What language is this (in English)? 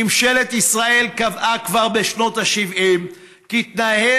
Hebrew